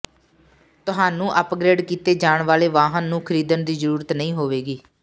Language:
Punjabi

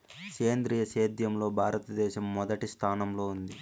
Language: Telugu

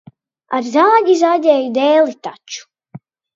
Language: Latvian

